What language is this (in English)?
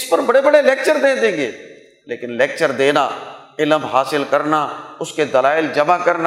Urdu